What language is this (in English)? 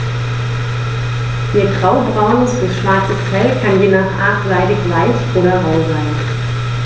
German